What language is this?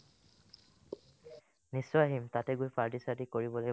Assamese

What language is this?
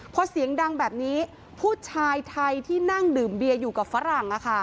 Thai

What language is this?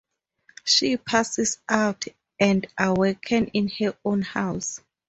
English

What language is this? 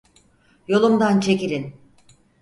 Turkish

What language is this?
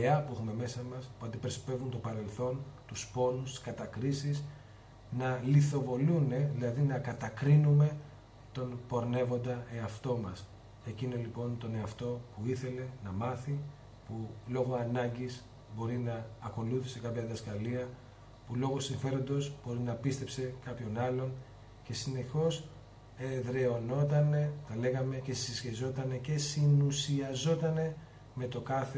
Greek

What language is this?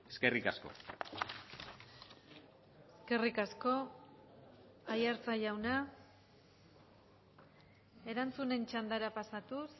Basque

